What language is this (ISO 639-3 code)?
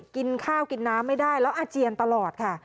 tha